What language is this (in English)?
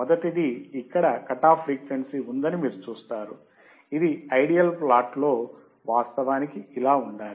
Telugu